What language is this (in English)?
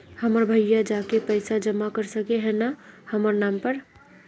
Magahi